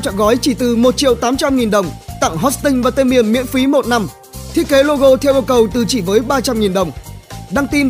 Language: Vietnamese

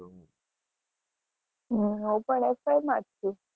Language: Gujarati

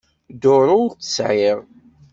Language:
Kabyle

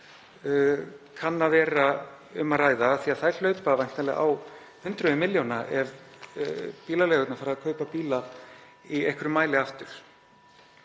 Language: Icelandic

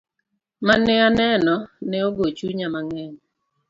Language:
Luo (Kenya and Tanzania)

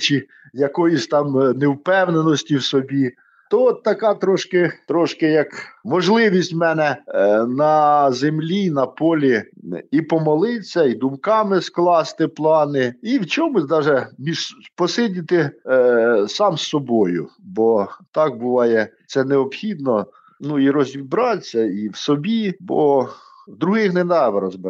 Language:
Ukrainian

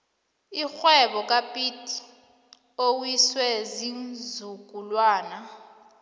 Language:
South Ndebele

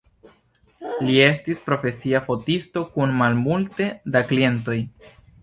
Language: Esperanto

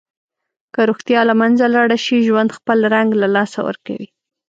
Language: Pashto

